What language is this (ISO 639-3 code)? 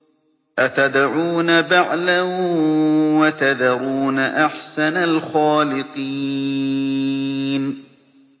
ara